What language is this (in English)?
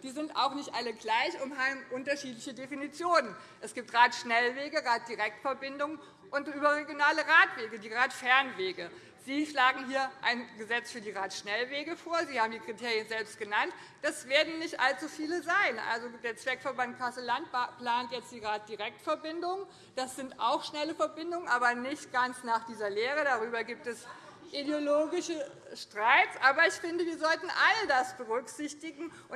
German